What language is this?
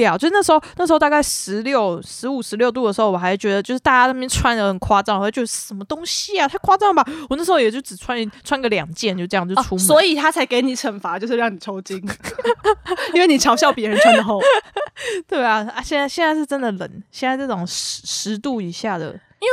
Chinese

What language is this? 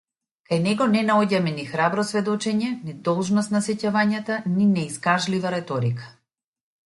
Macedonian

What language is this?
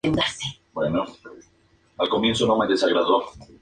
Spanish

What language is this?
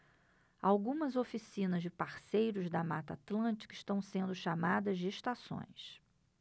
Portuguese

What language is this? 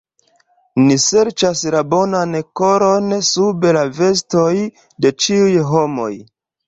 Esperanto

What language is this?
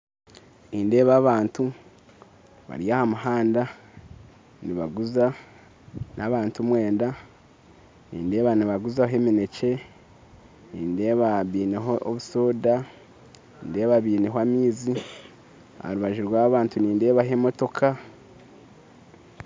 Nyankole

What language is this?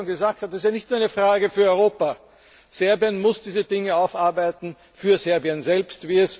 German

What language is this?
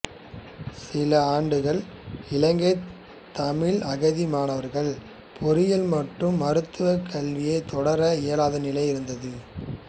Tamil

